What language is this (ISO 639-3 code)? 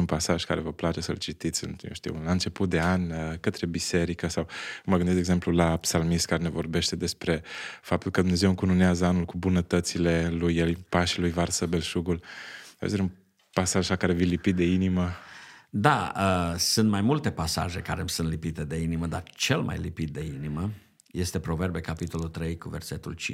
ron